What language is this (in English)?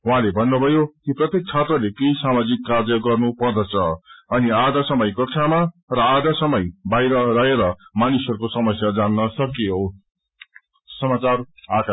Nepali